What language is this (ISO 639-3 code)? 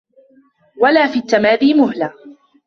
ara